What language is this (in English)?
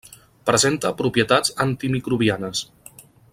Catalan